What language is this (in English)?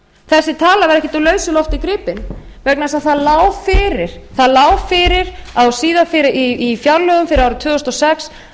Icelandic